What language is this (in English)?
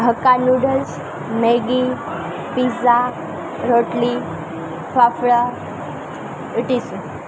Gujarati